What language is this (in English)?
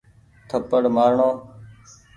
Goaria